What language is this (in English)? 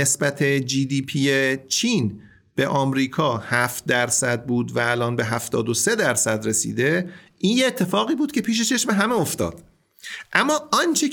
Persian